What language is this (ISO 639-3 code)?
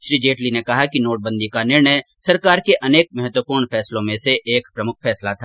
hin